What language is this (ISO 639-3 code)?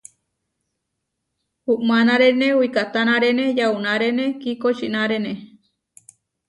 var